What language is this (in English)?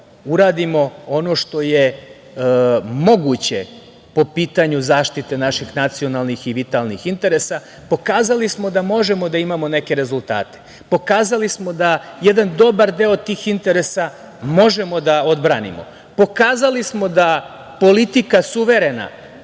Serbian